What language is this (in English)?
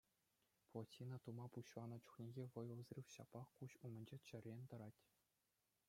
Chuvash